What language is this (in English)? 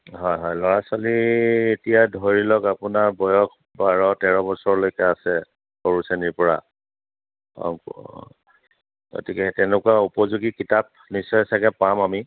Assamese